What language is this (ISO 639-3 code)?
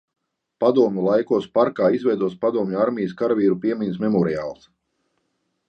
lav